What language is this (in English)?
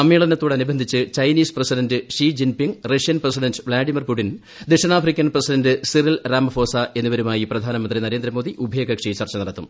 Malayalam